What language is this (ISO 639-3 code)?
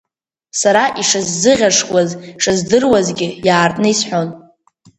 abk